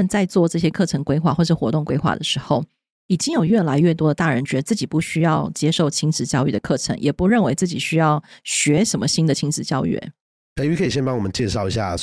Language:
Chinese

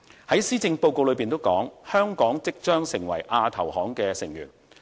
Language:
Cantonese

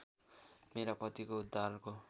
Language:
Nepali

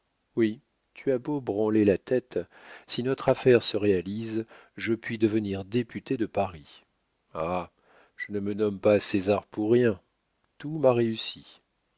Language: French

